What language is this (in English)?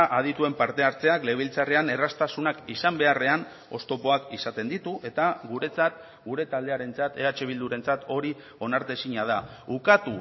Basque